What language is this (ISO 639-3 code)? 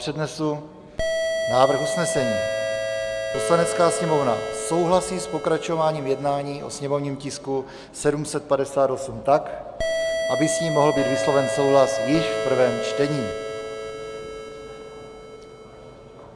ces